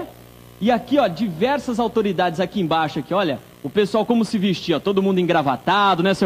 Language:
Portuguese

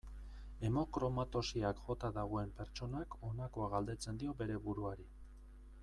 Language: Basque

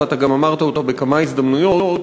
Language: Hebrew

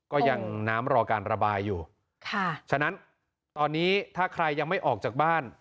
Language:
Thai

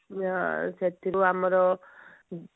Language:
Odia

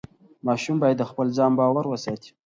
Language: Pashto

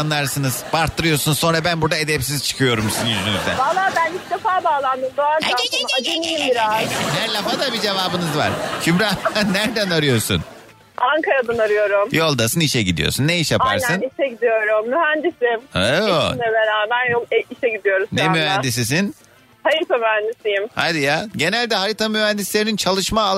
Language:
Turkish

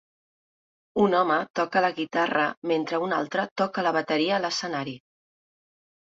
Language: Catalan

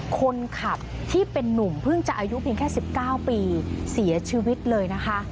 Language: Thai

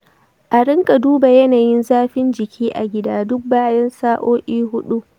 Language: Hausa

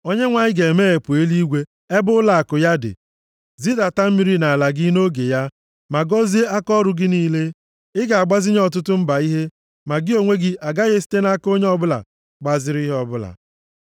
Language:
Igbo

